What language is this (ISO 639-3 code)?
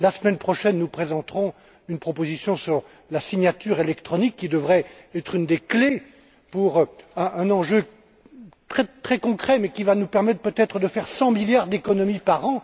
fra